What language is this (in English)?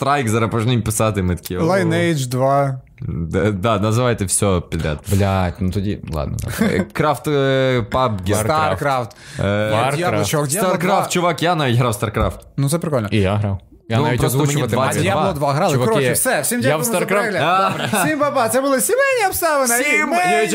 Ukrainian